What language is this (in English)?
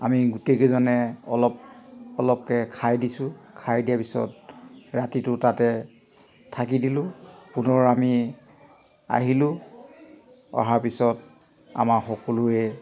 Assamese